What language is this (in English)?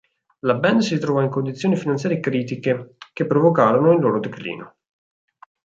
Italian